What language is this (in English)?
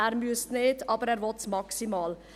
Swiss German